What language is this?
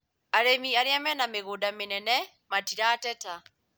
Kikuyu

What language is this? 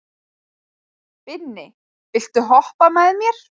Icelandic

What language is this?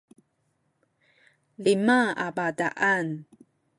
Sakizaya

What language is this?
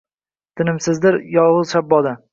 Uzbek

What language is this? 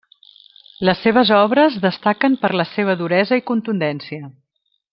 Catalan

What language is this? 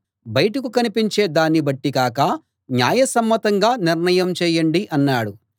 Telugu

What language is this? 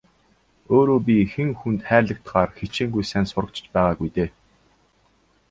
Mongolian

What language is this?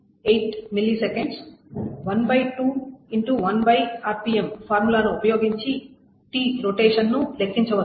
Telugu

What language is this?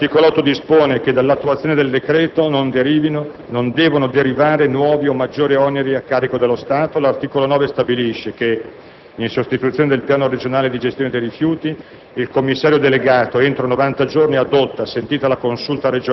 Italian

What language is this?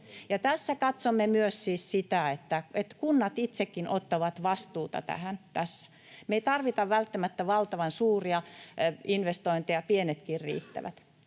Finnish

